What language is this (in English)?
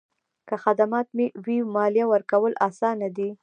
Pashto